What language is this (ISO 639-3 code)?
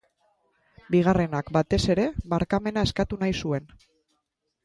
eus